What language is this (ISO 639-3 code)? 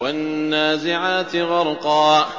ara